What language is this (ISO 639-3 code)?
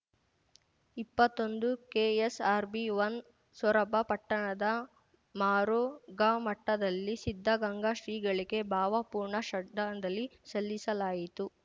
kan